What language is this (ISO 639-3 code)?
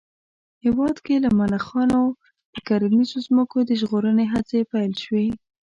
pus